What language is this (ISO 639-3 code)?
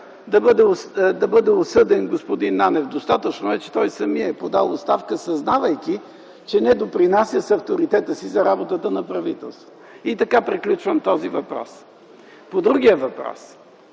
bul